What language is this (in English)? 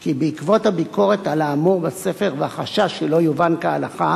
Hebrew